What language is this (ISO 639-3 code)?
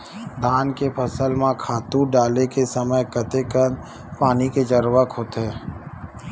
hne